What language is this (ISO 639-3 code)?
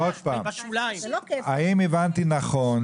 heb